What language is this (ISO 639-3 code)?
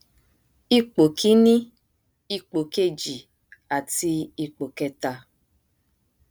yor